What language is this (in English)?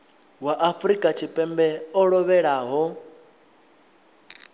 Venda